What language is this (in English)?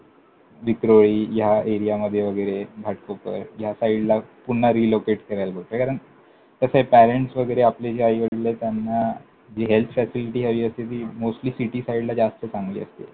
Marathi